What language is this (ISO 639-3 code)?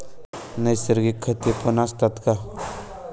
mar